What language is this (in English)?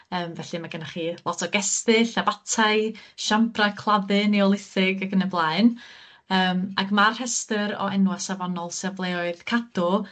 Welsh